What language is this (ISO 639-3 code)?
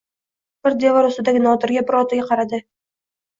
uzb